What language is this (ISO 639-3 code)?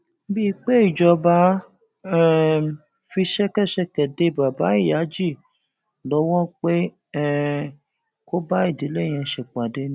yor